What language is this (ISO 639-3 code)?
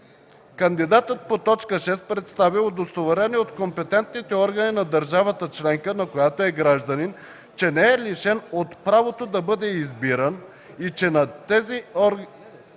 bul